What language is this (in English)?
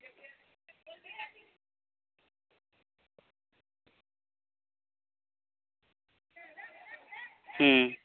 Santali